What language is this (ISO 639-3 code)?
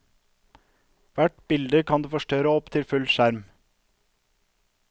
nor